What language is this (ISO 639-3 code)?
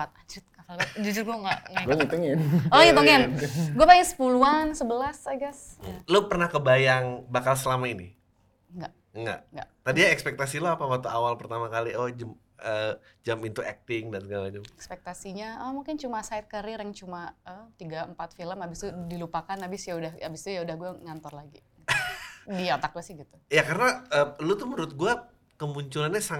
ind